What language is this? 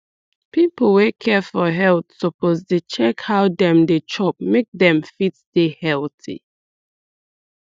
Nigerian Pidgin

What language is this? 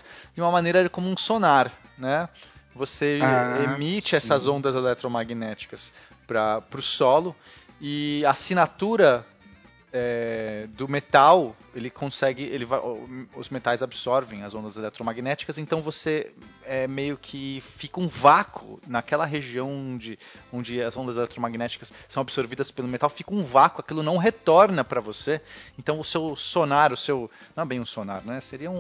Portuguese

